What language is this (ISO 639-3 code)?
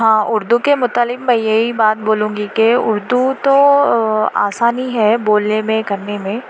urd